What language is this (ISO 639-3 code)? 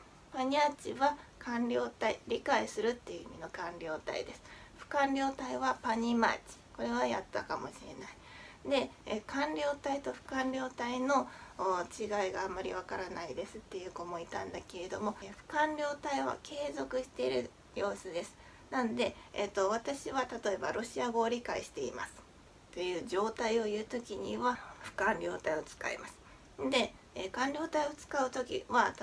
jpn